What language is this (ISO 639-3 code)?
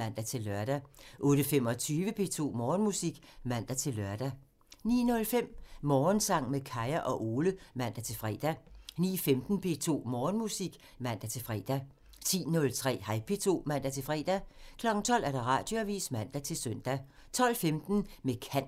dan